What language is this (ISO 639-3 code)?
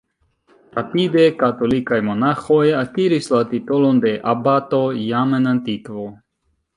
epo